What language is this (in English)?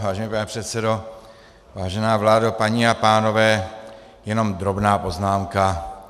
Czech